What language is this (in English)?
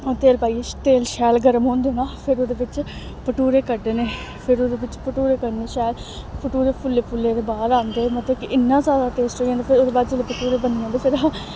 Dogri